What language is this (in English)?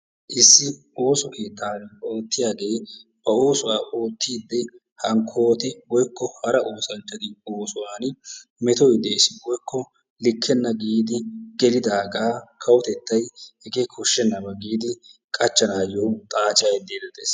Wolaytta